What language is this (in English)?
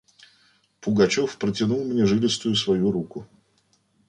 Russian